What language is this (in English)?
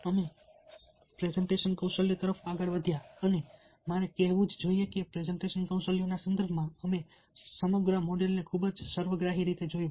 Gujarati